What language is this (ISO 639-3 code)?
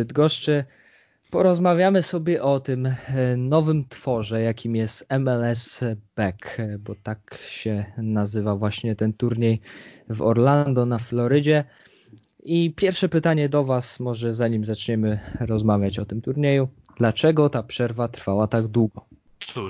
pol